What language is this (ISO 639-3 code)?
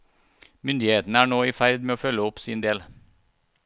nor